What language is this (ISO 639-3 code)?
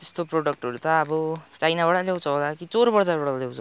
nep